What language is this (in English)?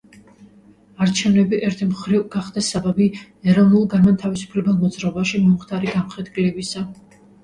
Georgian